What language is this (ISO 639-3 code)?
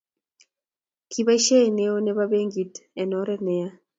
kln